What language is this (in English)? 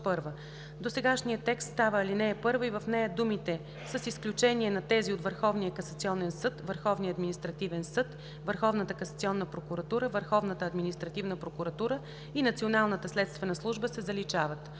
Bulgarian